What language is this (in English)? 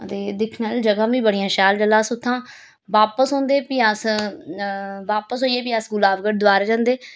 Dogri